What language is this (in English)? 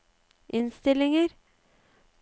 Norwegian